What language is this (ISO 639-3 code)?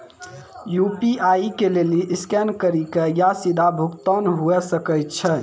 mai